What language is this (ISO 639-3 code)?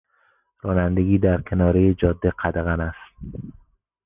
fas